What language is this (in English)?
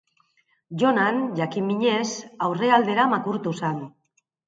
Basque